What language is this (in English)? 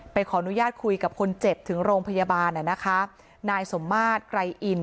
Thai